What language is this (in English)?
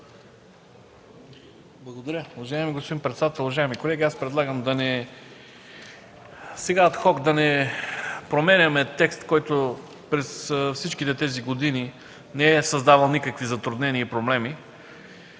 Bulgarian